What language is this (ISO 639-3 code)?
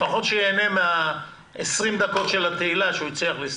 heb